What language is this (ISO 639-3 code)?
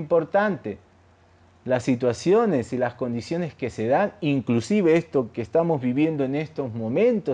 spa